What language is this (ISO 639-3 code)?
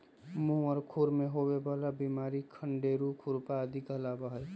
mag